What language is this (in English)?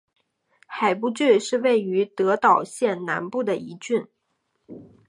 Chinese